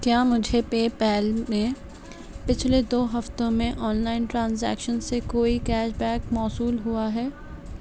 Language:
Urdu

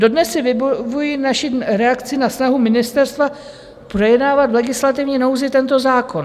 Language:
Czech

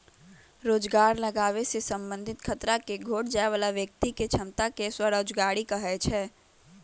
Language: Magahi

